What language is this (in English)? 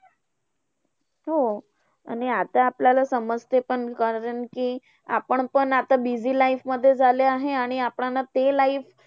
Marathi